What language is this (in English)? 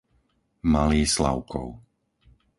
Slovak